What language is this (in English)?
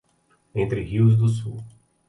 Portuguese